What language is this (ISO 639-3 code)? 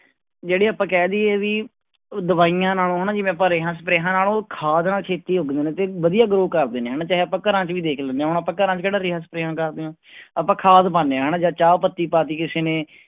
pan